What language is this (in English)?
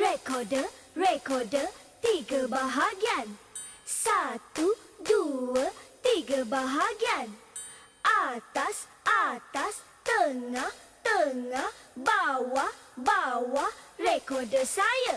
Malay